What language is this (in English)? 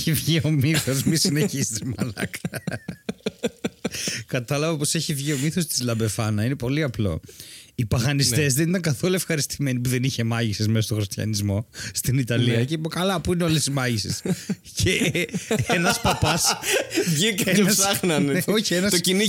Greek